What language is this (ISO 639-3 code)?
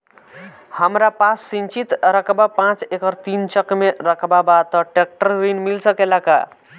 bho